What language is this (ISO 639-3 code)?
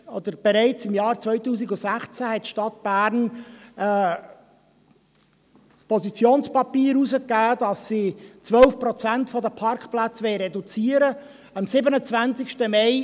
gsw